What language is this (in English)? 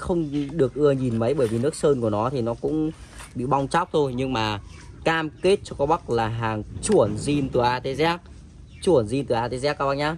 Vietnamese